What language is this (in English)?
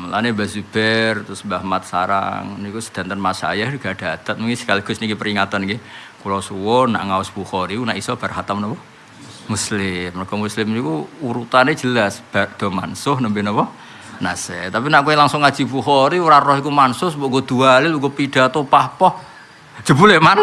Indonesian